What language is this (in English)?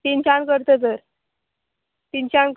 Konkani